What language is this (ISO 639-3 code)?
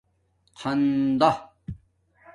dmk